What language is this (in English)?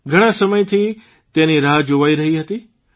Gujarati